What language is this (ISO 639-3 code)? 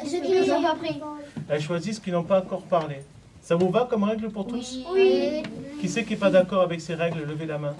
fra